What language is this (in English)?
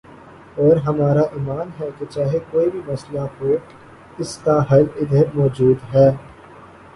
Urdu